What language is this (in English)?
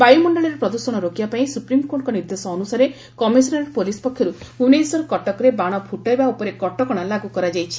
Odia